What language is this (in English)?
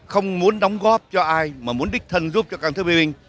Vietnamese